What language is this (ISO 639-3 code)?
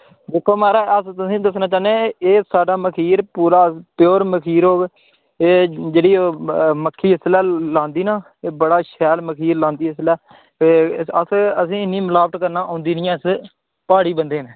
doi